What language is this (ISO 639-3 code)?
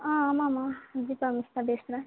tam